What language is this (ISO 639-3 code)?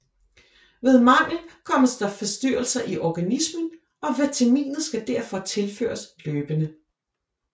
dan